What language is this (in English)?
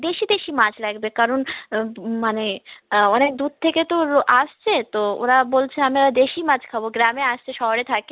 Bangla